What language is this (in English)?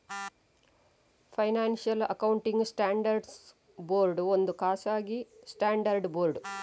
Kannada